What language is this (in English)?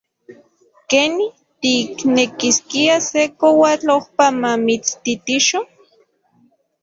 Central Puebla Nahuatl